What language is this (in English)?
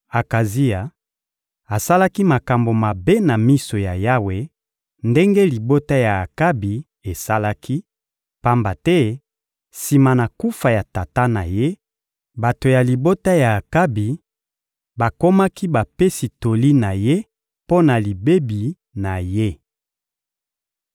Lingala